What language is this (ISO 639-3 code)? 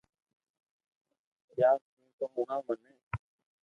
lrk